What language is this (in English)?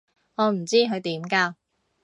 Cantonese